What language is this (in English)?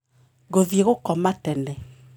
Kikuyu